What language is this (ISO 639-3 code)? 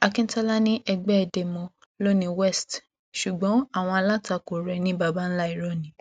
yor